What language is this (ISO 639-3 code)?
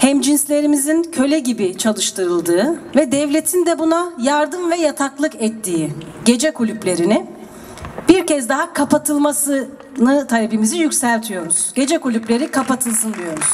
tur